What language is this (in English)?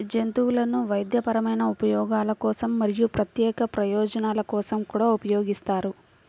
Telugu